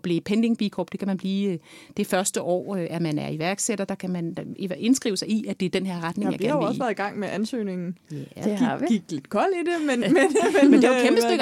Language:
Danish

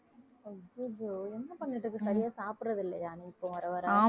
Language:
Tamil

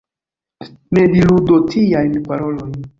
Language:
Esperanto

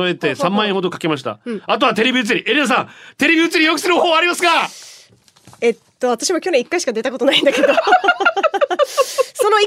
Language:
Japanese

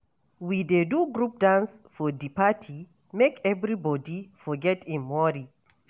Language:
Nigerian Pidgin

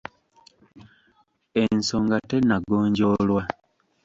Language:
Ganda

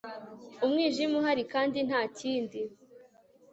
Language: Kinyarwanda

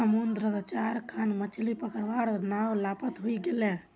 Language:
Magahi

